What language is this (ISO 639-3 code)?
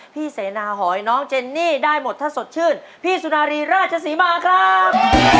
tha